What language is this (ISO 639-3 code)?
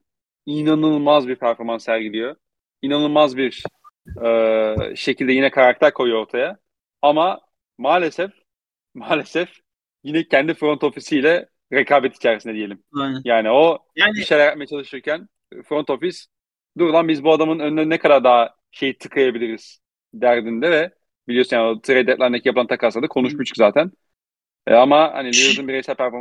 tur